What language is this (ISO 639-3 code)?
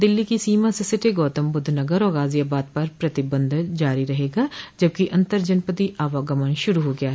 hin